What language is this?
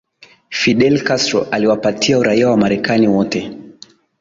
Swahili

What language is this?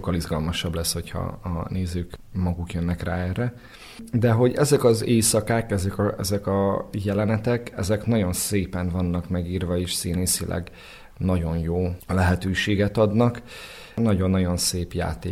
Hungarian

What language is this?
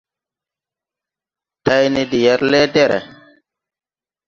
Tupuri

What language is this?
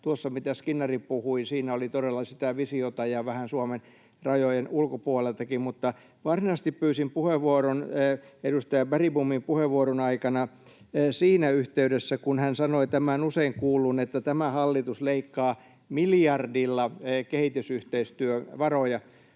Finnish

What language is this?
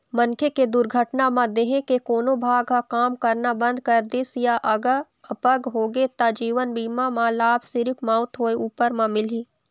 Chhattisgarhi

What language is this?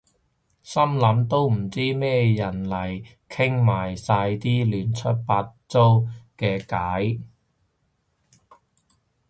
Cantonese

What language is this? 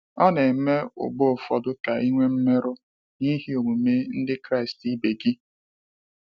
Igbo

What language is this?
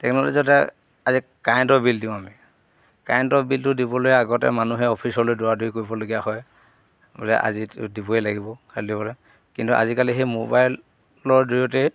Assamese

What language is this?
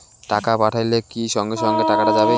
Bangla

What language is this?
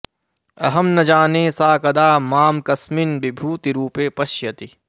Sanskrit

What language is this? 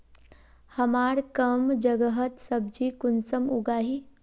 Magahi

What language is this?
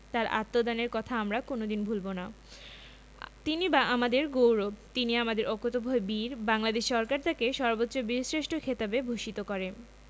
Bangla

